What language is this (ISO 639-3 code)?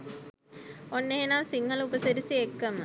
sin